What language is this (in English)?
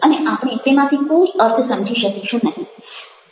Gujarati